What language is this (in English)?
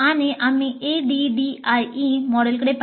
Marathi